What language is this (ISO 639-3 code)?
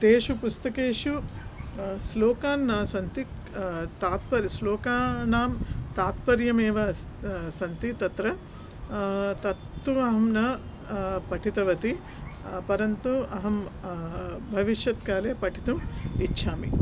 san